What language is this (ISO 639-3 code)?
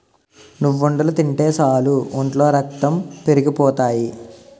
tel